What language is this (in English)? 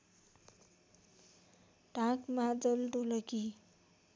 Nepali